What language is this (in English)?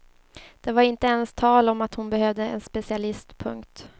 Swedish